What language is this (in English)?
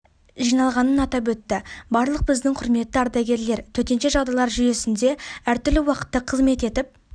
Kazakh